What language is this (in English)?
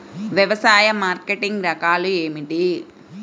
Telugu